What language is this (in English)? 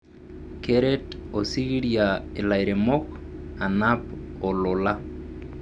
Masai